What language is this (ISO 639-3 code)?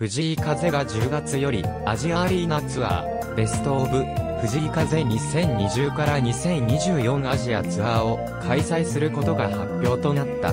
jpn